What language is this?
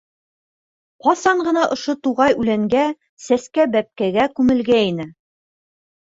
Bashkir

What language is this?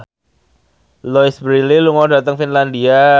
Javanese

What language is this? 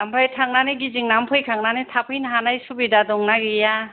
Bodo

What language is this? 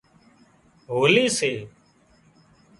Wadiyara Koli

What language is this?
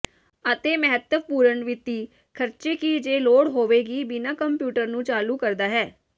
Punjabi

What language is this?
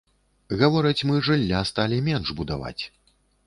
Belarusian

